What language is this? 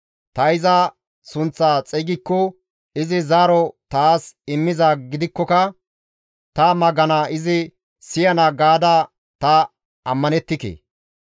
Gamo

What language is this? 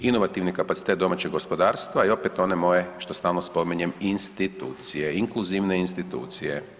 Croatian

